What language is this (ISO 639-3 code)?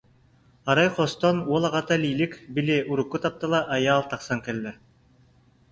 sah